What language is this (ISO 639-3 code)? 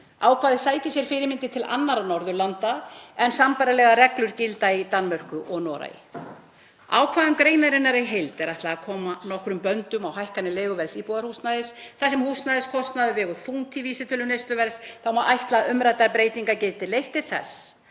isl